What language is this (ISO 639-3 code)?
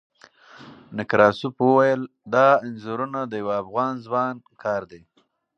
pus